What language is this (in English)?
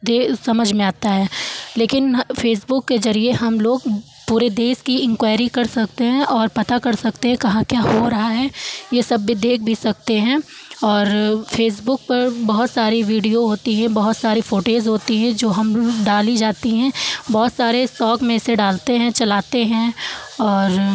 Hindi